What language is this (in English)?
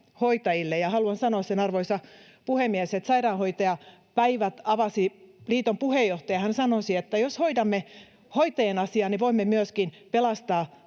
Finnish